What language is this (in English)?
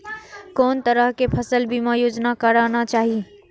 Maithili